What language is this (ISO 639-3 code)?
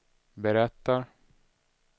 swe